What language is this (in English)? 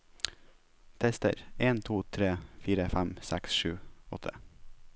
Norwegian